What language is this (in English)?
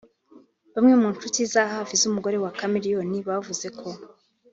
Kinyarwanda